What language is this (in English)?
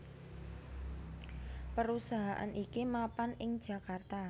Javanese